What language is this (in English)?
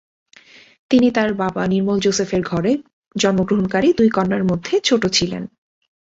Bangla